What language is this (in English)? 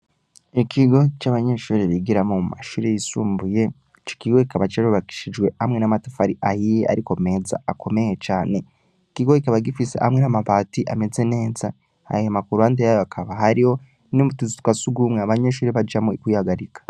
Rundi